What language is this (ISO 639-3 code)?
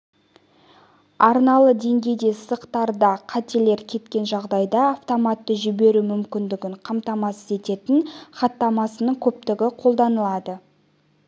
kaz